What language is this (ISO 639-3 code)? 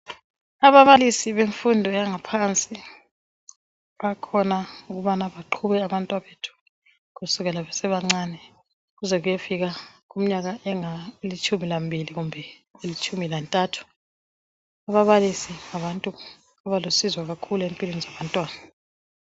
nde